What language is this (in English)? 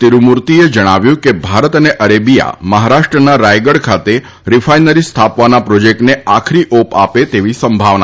Gujarati